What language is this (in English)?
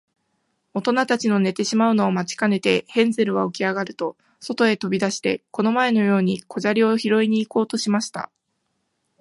Japanese